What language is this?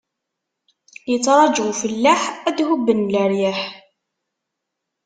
Kabyle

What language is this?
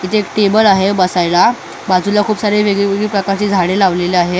Marathi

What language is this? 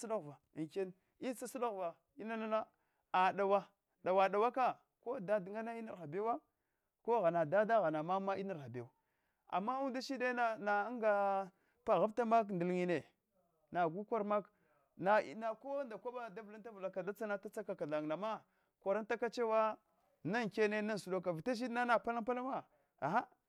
Hwana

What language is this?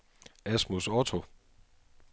Danish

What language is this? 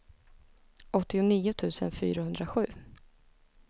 Swedish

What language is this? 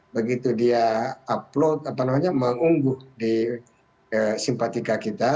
Indonesian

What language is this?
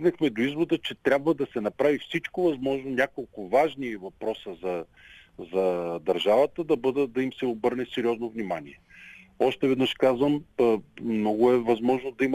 Bulgarian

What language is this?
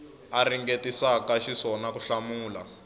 Tsonga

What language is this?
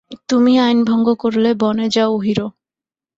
Bangla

